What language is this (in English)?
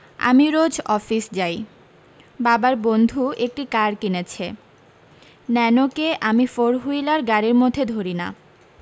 Bangla